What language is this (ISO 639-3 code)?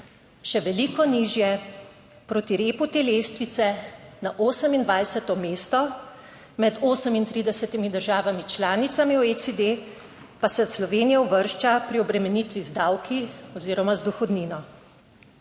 slv